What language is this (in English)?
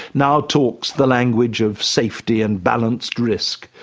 English